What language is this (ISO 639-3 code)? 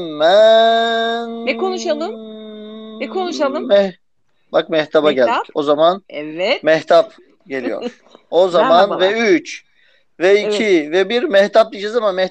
tur